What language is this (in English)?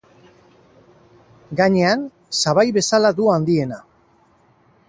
Basque